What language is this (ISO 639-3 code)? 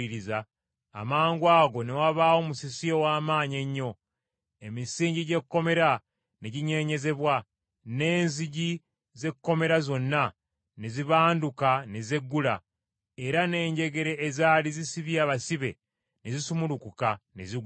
lug